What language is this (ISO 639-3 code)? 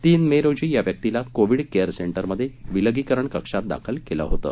mar